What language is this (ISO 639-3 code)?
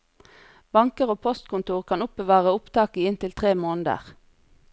nor